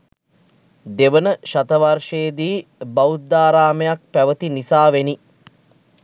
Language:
Sinhala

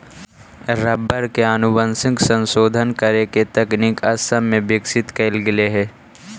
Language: Magahi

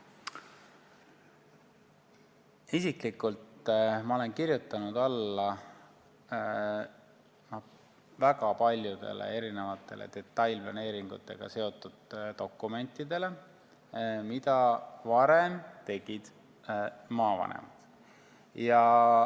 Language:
Estonian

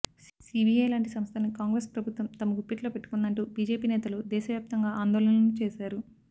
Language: Telugu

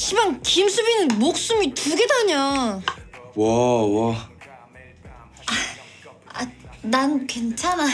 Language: Korean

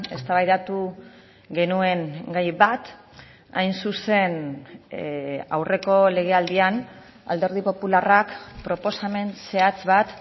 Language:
Basque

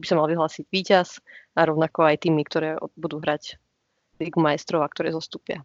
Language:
Slovak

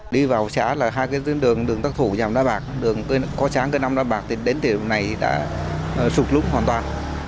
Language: Vietnamese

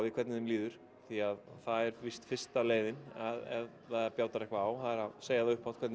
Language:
Icelandic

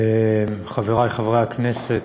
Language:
Hebrew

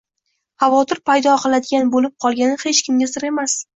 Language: Uzbek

